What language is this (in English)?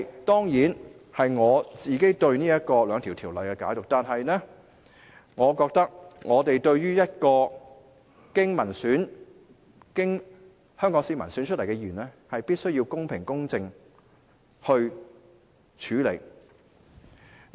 Cantonese